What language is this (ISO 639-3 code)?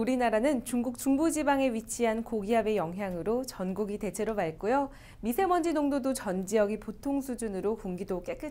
kor